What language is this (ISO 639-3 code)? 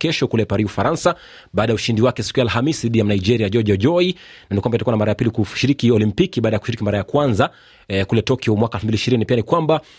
swa